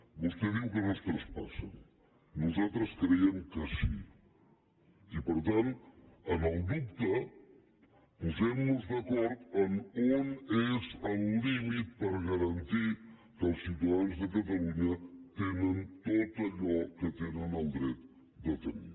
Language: Catalan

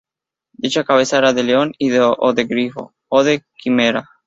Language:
Spanish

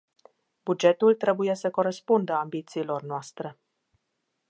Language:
Romanian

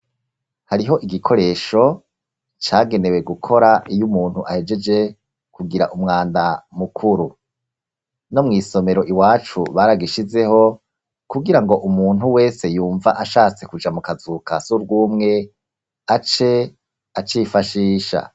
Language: Rundi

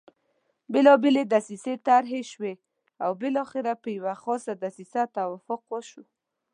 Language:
Pashto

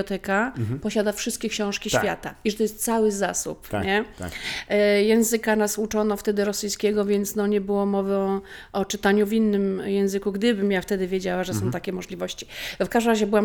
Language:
Polish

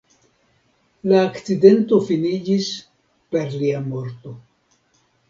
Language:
Esperanto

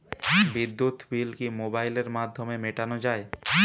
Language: Bangla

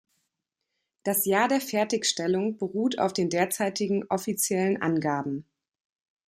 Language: German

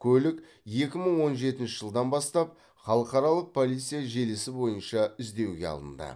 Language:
Kazakh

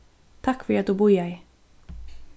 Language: Faroese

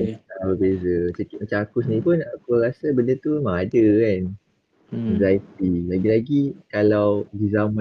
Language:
Malay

